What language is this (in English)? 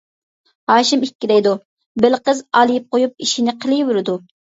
Uyghur